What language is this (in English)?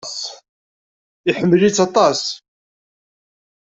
Kabyle